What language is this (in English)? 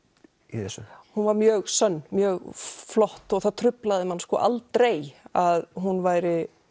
Icelandic